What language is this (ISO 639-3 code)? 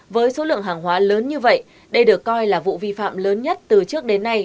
vie